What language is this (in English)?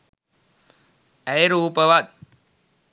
Sinhala